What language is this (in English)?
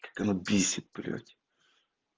Russian